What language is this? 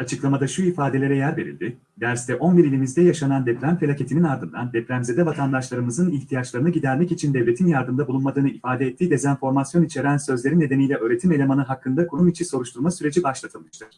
Turkish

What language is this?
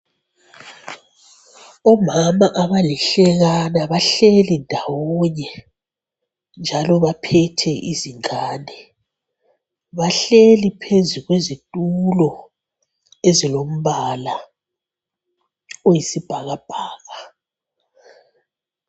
North Ndebele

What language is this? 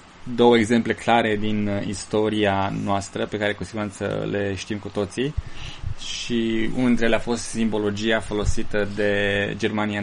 Romanian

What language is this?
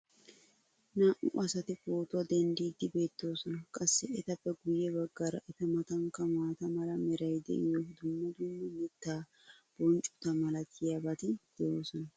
Wolaytta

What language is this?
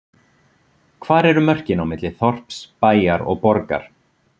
Icelandic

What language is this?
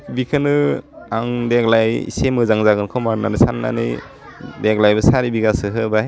Bodo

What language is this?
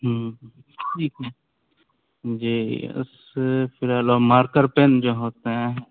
Urdu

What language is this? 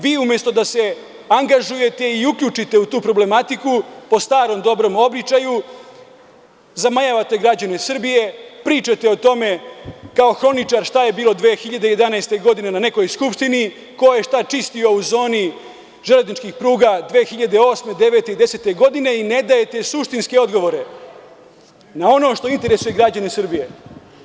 Serbian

